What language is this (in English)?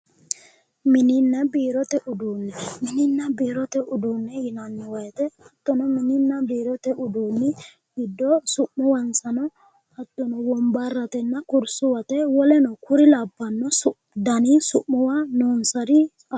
Sidamo